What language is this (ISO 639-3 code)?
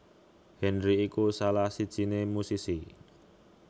jav